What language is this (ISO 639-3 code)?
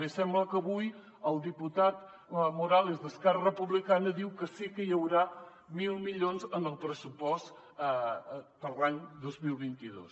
cat